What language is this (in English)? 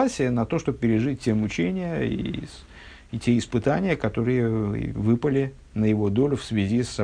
Russian